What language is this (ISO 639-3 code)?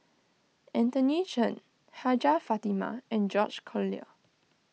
eng